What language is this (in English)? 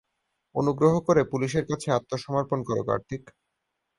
Bangla